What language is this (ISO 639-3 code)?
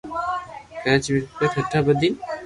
lrk